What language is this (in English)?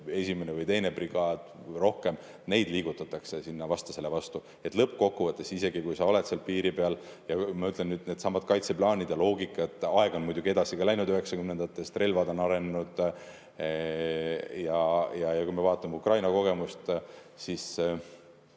Estonian